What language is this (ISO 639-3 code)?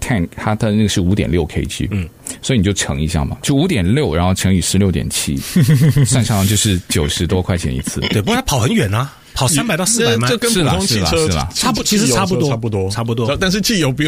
zho